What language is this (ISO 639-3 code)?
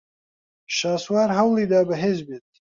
ckb